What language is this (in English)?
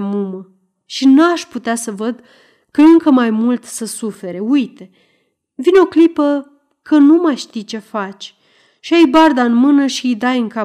Romanian